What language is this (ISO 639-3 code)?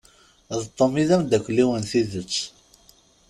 kab